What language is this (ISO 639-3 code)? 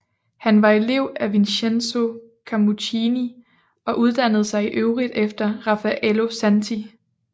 dan